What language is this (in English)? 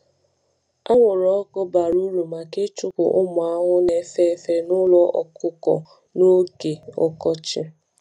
Igbo